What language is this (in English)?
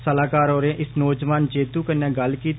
Dogri